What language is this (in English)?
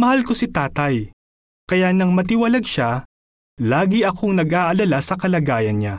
Filipino